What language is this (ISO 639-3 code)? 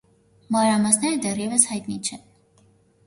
hye